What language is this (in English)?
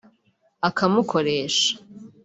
Kinyarwanda